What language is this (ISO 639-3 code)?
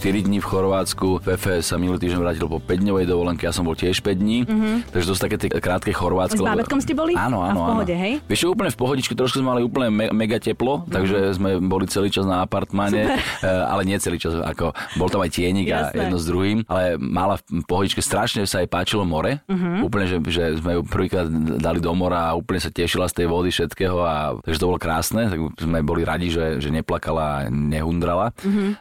slk